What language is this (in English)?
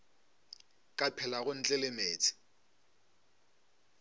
Northern Sotho